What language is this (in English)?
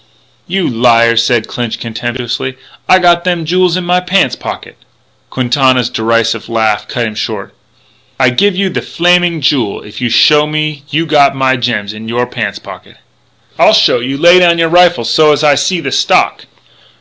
English